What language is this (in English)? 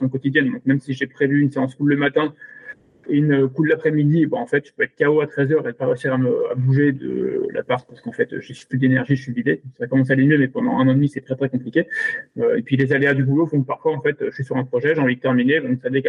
French